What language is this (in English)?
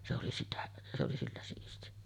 Finnish